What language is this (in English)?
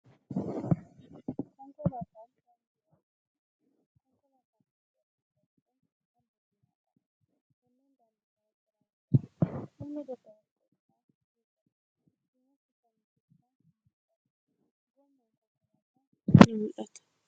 Oromo